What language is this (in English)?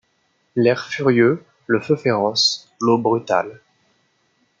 French